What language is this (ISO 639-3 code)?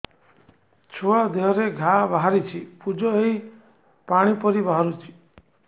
ori